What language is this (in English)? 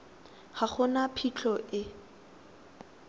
Tswana